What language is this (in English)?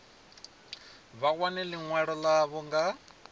Venda